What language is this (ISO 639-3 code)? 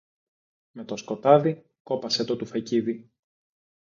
ell